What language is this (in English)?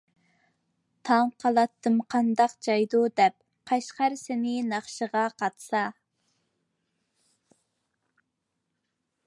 Uyghur